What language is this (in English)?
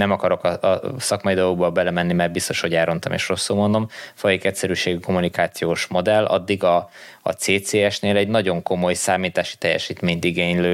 Hungarian